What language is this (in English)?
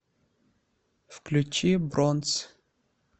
Russian